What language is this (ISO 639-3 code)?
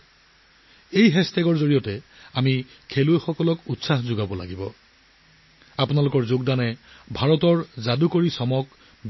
asm